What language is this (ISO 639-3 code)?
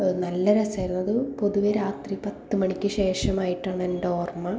mal